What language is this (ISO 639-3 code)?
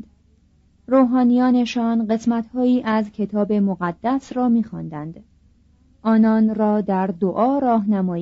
fas